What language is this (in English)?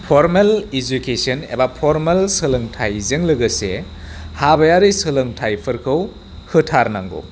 Bodo